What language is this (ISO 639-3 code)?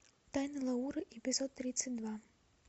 rus